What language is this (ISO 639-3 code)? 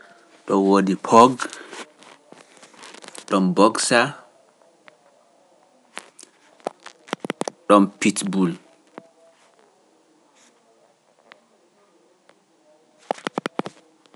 fuf